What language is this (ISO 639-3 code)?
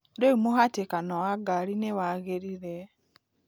kik